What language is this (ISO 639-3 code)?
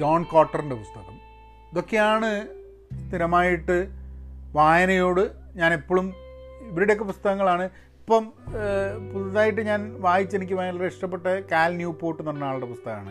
mal